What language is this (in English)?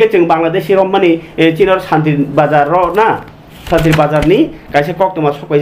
Bangla